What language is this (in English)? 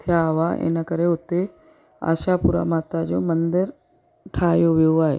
Sindhi